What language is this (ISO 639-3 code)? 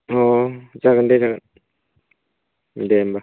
brx